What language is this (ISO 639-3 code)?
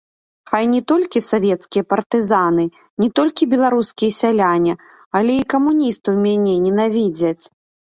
bel